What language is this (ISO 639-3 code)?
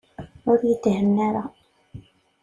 kab